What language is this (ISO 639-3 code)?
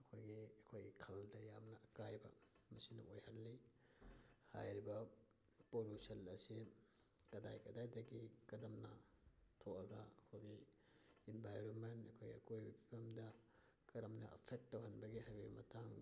mni